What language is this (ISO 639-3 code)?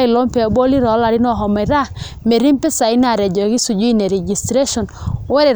mas